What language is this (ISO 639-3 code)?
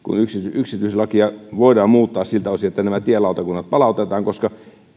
fin